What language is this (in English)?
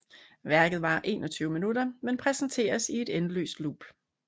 Danish